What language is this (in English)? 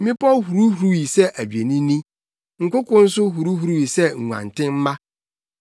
Akan